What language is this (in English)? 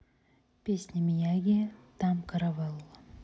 Russian